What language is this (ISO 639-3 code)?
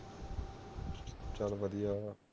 pan